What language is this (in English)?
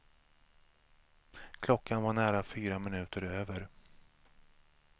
Swedish